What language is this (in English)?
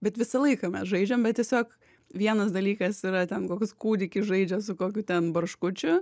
Lithuanian